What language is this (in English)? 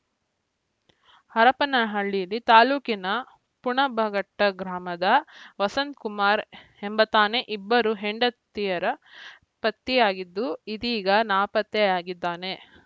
Kannada